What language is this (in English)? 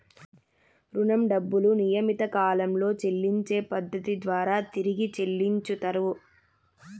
Telugu